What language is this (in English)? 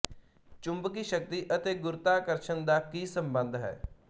Punjabi